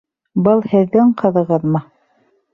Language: Bashkir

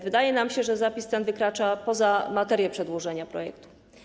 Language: Polish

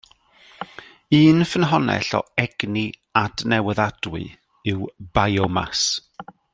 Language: Welsh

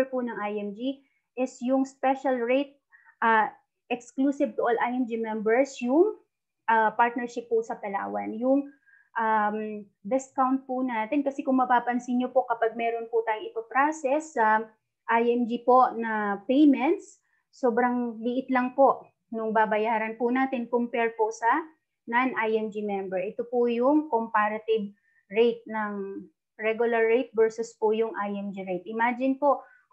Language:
Filipino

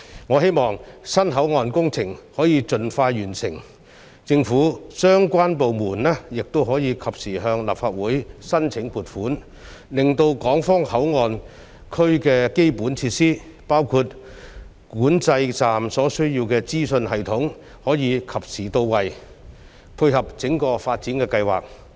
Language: Cantonese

